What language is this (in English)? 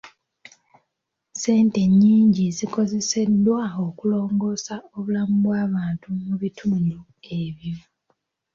Ganda